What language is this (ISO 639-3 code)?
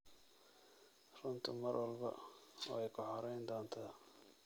som